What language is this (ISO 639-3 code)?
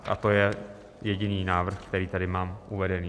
ces